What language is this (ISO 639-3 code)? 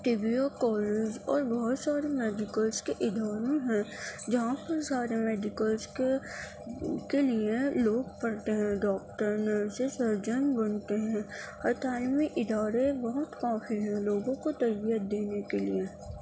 urd